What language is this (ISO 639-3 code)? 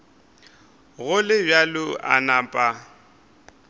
nso